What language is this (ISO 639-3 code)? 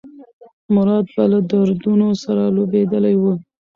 pus